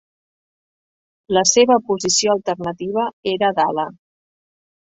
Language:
Catalan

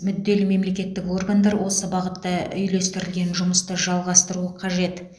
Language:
Kazakh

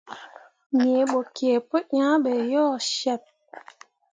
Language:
Mundang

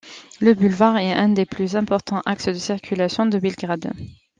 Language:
French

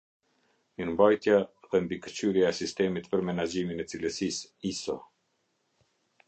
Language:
Albanian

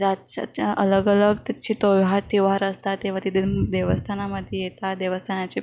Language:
Marathi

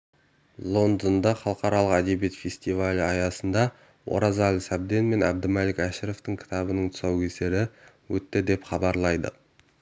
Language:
Kazakh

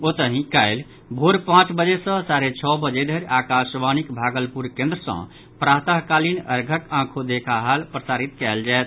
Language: Maithili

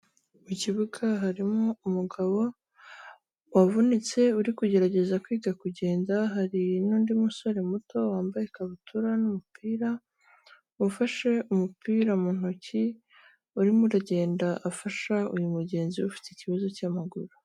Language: Kinyarwanda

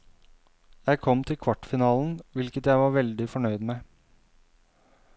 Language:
Norwegian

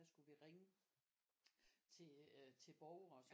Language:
Danish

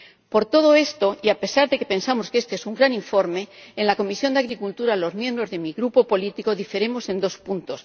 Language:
Spanish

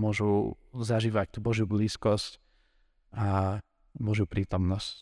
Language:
Slovak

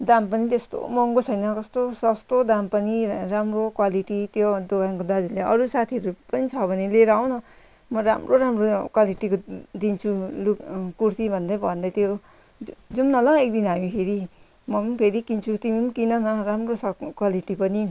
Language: Nepali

